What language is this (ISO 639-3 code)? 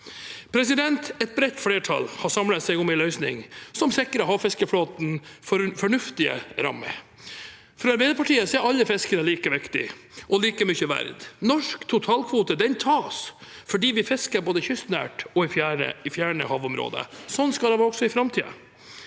nor